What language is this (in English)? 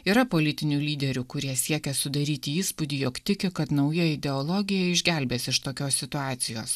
Lithuanian